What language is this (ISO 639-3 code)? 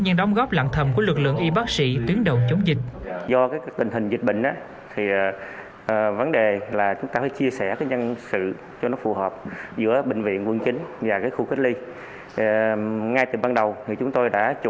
vie